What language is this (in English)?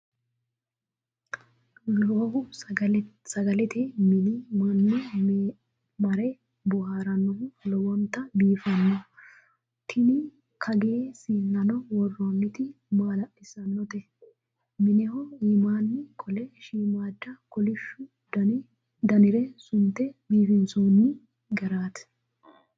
Sidamo